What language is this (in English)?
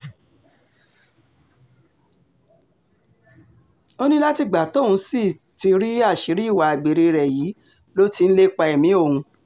Yoruba